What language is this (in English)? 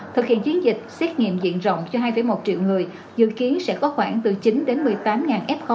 Vietnamese